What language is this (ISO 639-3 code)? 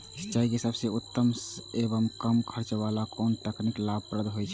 mai